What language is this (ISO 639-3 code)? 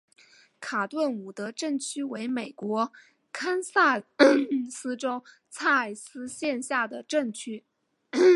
zho